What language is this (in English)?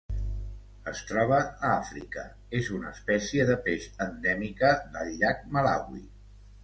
Catalan